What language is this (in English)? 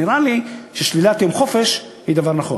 Hebrew